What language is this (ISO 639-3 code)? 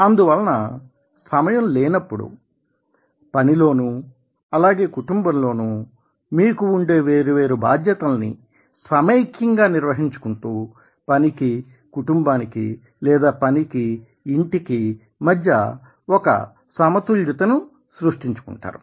tel